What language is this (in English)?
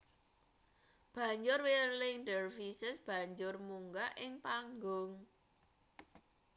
Javanese